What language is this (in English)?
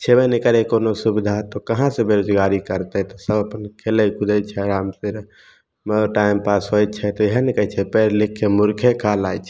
Maithili